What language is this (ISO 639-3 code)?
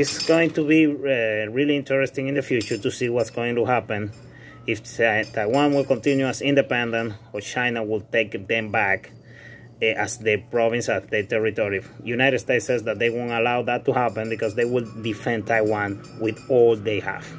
eng